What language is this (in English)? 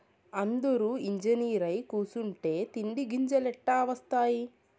Telugu